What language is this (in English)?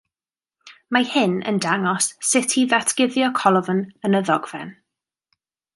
Welsh